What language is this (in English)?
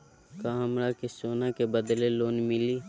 Magahi